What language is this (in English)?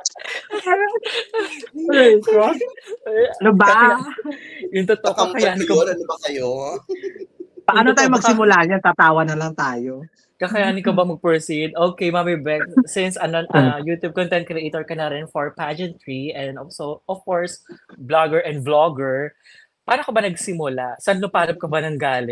Filipino